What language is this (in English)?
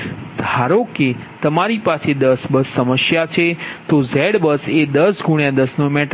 Gujarati